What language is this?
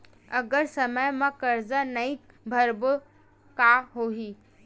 Chhattisgarhi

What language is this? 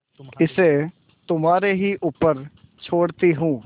Hindi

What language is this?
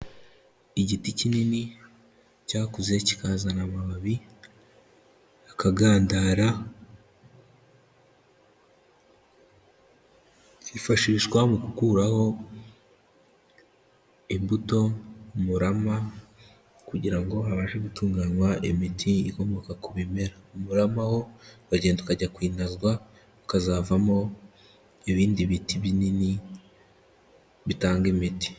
Kinyarwanda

